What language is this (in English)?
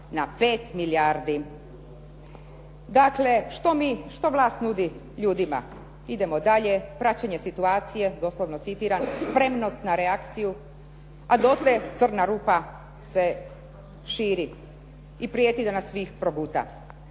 Croatian